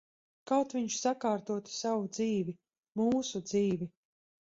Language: Latvian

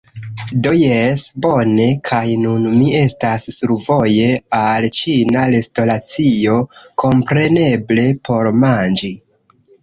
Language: Esperanto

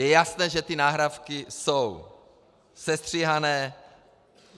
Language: Czech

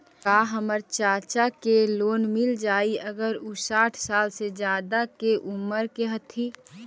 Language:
Magahi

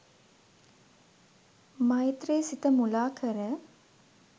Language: Sinhala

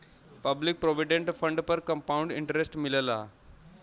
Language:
Bhojpuri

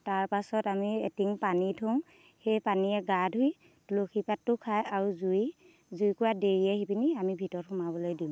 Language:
Assamese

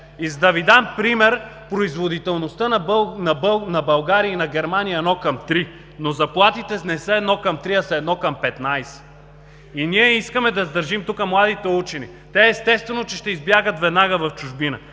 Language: Bulgarian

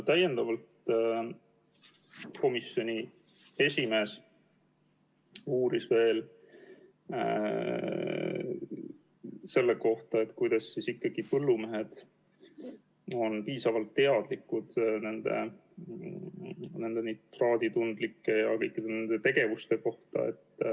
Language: Estonian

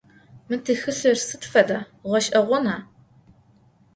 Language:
Adyghe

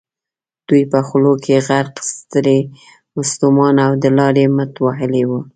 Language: Pashto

